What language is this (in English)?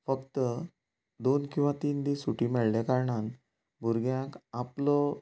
Konkani